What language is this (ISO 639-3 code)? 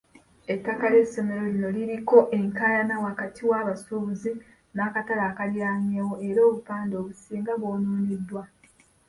lug